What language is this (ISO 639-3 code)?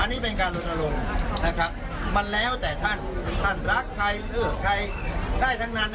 tha